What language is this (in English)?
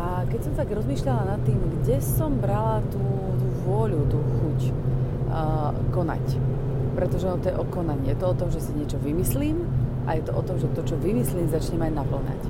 Slovak